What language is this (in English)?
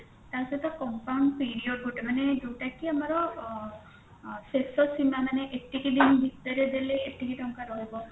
Odia